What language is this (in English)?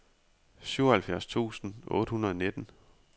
Danish